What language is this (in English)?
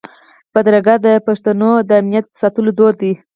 Pashto